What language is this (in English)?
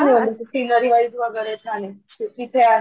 Marathi